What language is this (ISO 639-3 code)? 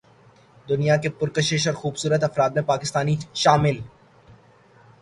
urd